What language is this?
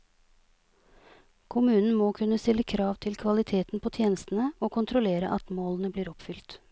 Norwegian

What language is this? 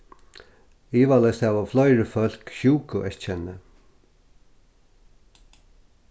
Faroese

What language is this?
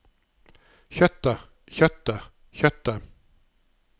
Norwegian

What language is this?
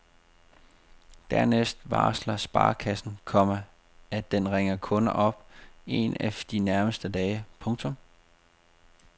Danish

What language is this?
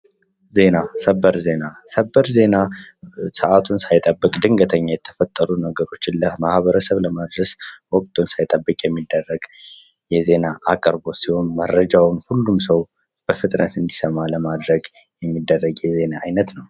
Amharic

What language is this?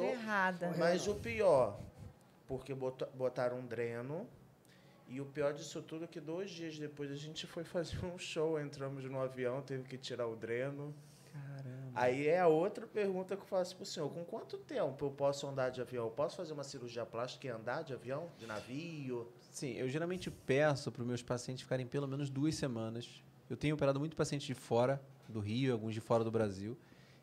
Portuguese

